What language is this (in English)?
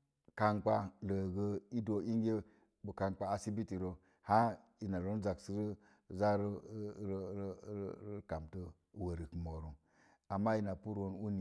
Mom Jango